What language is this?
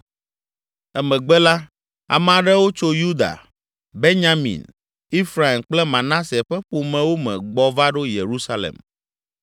Ewe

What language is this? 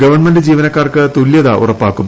Malayalam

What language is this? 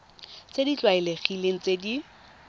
Tswana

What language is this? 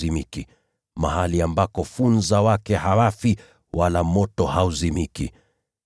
Swahili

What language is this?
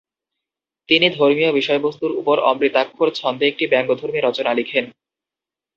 Bangla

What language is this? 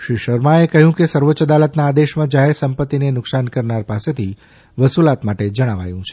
Gujarati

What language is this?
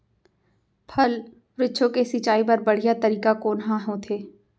Chhattisgarhi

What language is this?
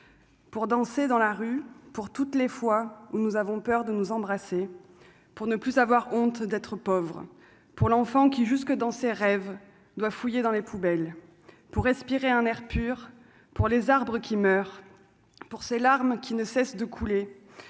French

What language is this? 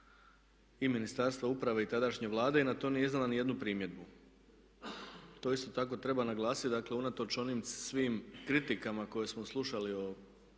Croatian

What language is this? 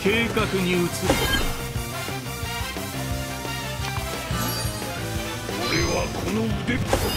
Japanese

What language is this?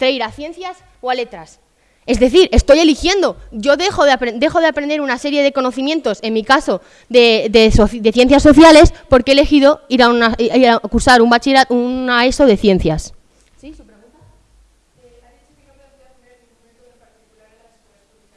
Spanish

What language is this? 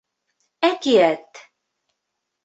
Bashkir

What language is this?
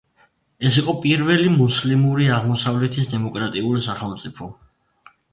Georgian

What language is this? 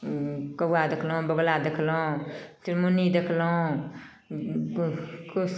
Maithili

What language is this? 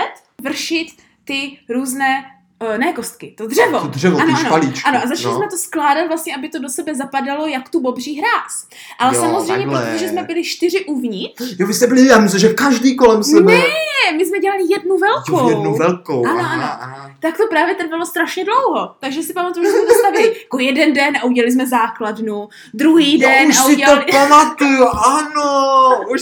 Czech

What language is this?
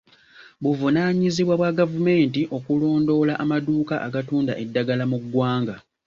Ganda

